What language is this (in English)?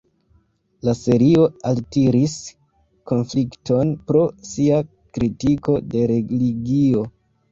Esperanto